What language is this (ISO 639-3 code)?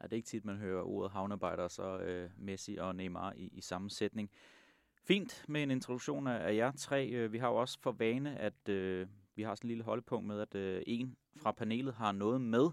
dan